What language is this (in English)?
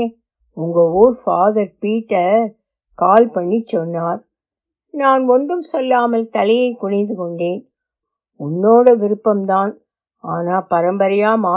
Tamil